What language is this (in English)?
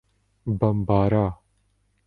Urdu